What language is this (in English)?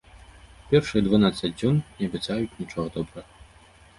Belarusian